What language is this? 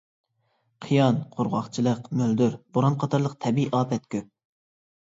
Uyghur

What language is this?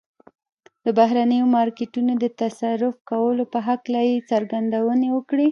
Pashto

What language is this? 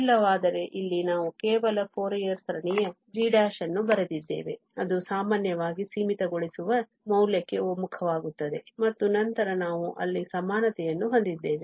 Kannada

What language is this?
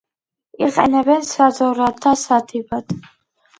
Georgian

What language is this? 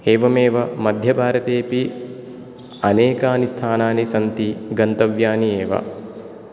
Sanskrit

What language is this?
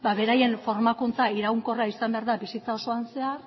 Basque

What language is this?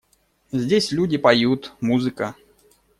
Russian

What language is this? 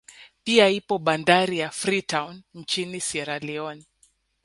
Swahili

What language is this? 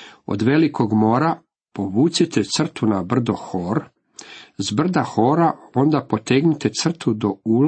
Croatian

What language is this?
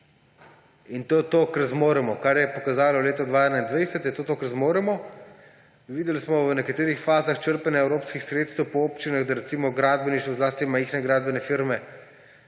Slovenian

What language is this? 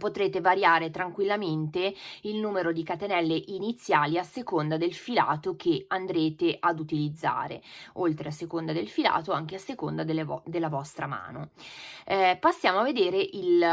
Italian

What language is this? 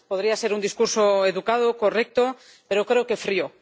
Spanish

